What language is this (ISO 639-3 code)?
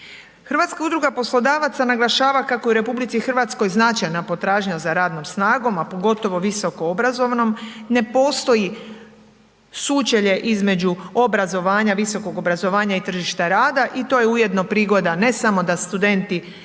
hrv